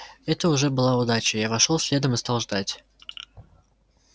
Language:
Russian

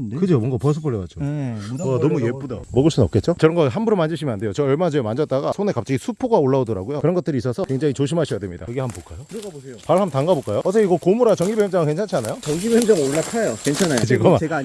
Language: Korean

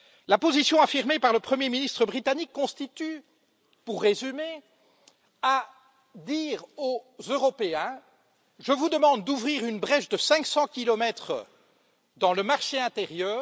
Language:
French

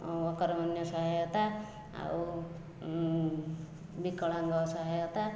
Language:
Odia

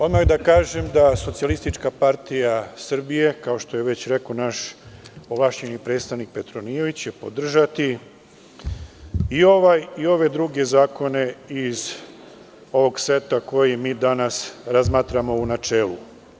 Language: Serbian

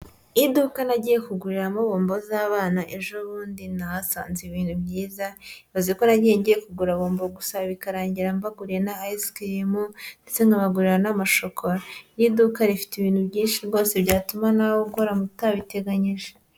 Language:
Kinyarwanda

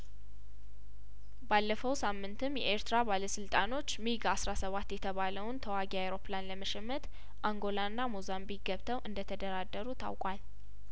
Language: Amharic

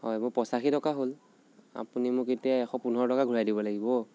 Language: Assamese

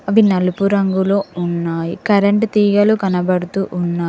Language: Telugu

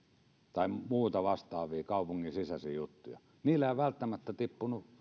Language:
Finnish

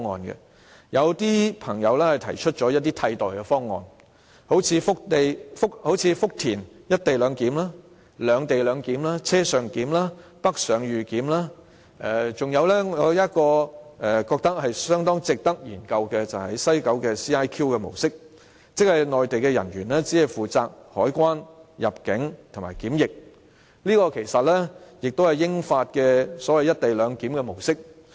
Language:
Cantonese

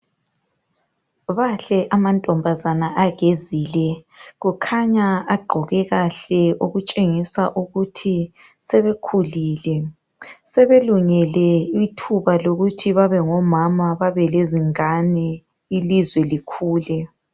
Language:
North Ndebele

